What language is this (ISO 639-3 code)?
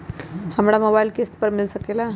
mag